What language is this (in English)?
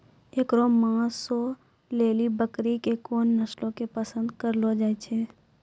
Maithili